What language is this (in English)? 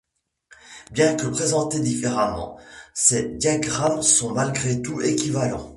French